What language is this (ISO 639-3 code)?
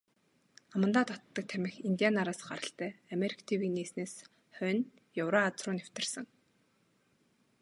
mon